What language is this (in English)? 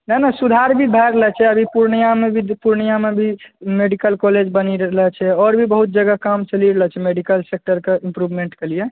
Maithili